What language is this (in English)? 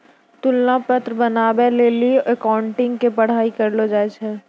Maithili